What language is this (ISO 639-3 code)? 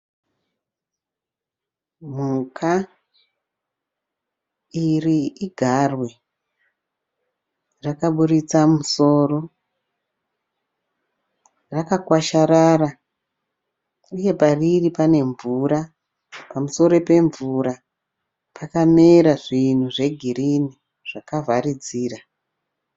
sna